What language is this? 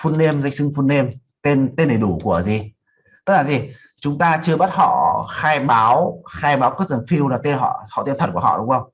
Vietnamese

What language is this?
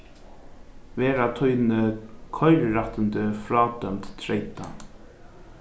Faroese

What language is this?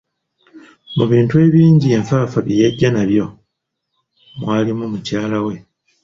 Ganda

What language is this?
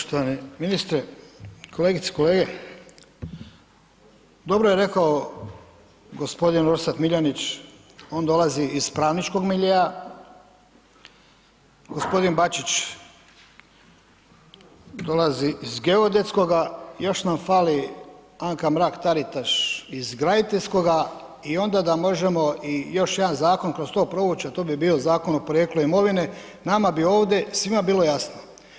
Croatian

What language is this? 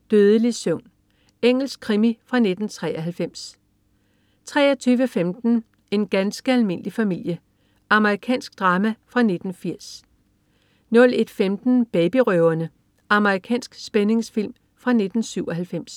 Danish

